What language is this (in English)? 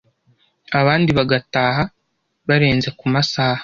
Kinyarwanda